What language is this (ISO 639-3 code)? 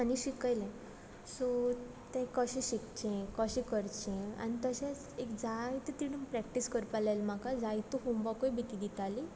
kok